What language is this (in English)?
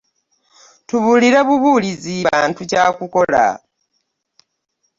Ganda